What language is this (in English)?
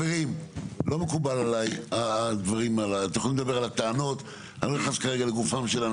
Hebrew